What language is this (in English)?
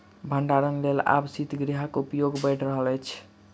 Maithili